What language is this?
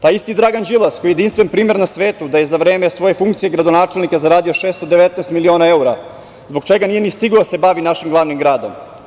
Serbian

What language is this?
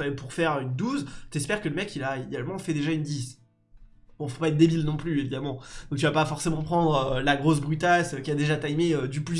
French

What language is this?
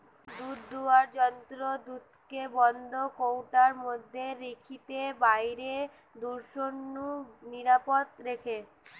Bangla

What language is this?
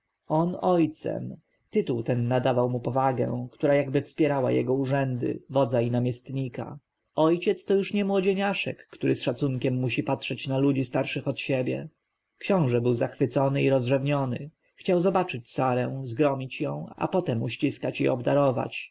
Polish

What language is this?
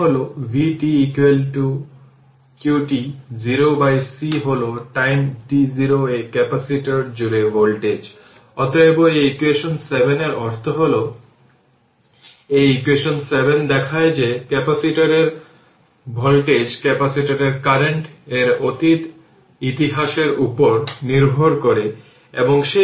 Bangla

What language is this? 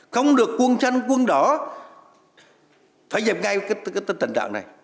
Vietnamese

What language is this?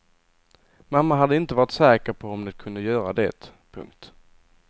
Swedish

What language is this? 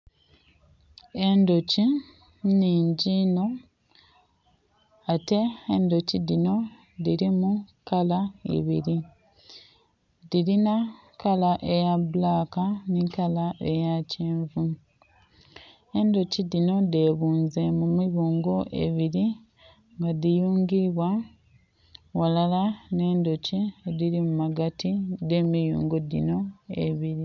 Soga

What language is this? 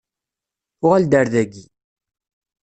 Kabyle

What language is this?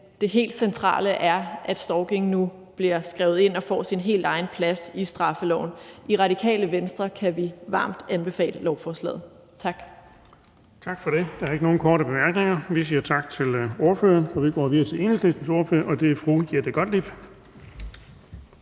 Danish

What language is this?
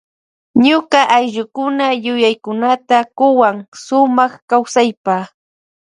Loja Highland Quichua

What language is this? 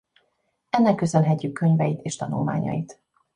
Hungarian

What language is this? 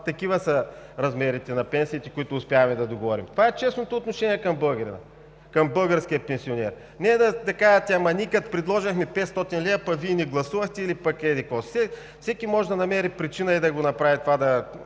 Bulgarian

